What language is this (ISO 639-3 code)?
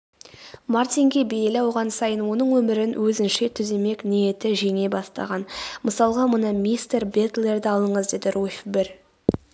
kaz